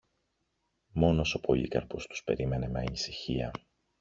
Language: Greek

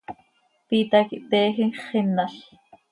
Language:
Seri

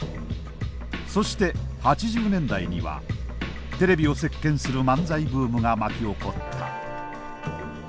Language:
Japanese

